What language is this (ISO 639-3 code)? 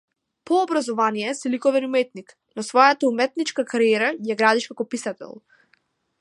mkd